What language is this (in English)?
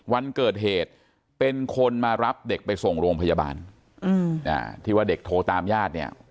Thai